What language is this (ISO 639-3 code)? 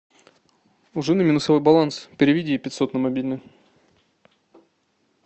rus